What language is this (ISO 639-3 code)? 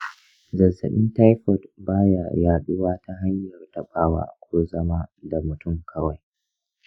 hau